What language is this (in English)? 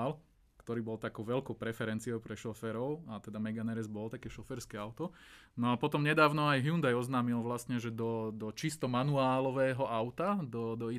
Slovak